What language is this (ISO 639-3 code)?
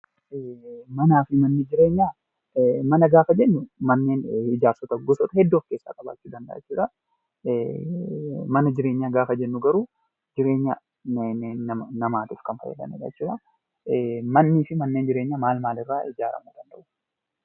orm